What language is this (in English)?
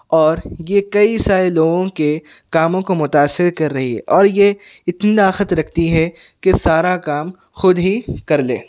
Urdu